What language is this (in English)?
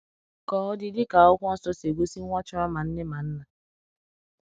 Igbo